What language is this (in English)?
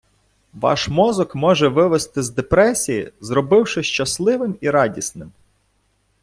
Ukrainian